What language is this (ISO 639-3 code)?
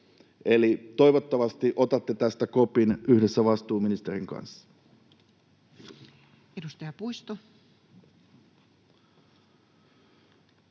fin